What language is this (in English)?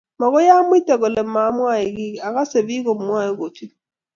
Kalenjin